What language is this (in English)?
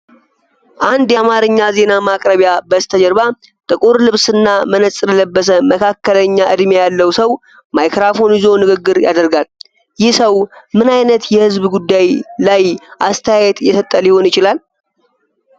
Amharic